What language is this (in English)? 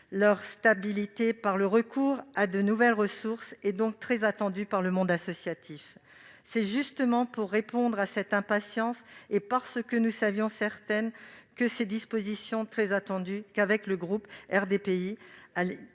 French